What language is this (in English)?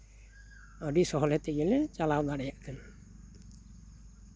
Santali